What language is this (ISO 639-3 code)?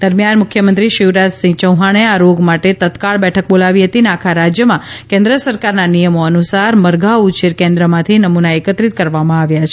guj